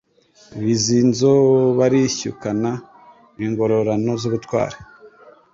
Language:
Kinyarwanda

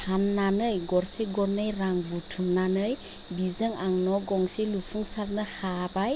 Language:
Bodo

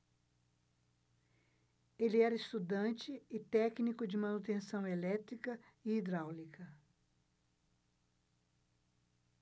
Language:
Portuguese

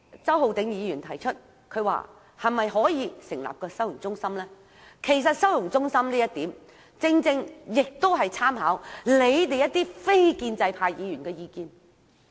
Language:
Cantonese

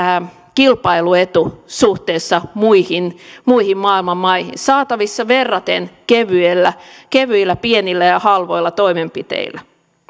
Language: Finnish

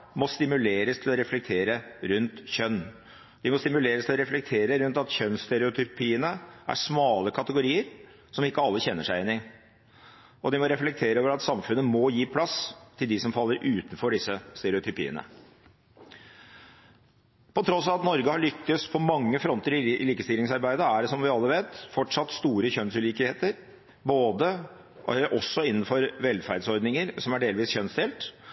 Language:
Norwegian Bokmål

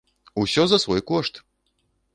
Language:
Belarusian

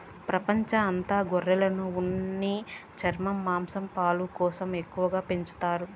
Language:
Telugu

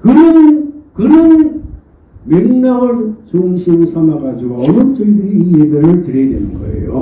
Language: Korean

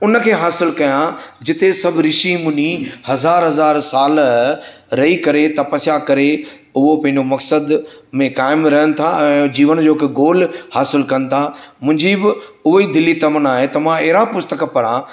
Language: Sindhi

